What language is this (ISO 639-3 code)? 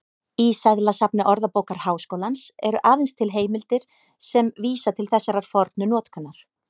isl